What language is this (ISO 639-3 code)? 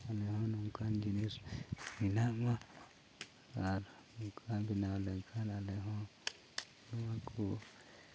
sat